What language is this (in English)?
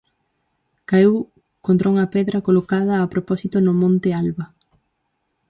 Galician